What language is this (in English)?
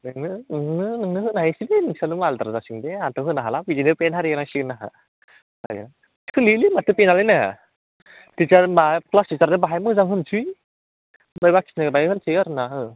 Bodo